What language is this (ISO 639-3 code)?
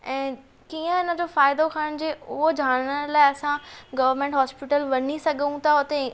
snd